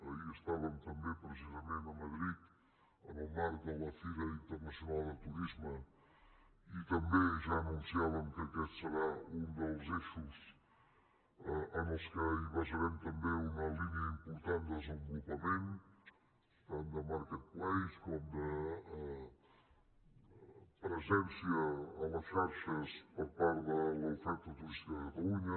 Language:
Catalan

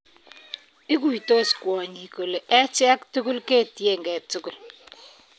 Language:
Kalenjin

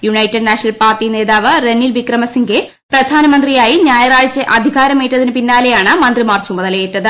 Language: Malayalam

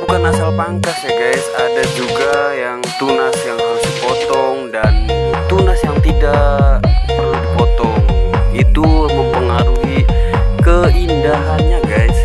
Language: Indonesian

